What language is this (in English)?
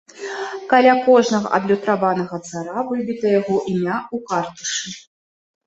Belarusian